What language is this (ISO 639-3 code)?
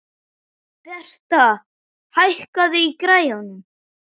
isl